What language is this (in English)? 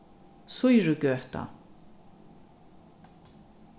Faroese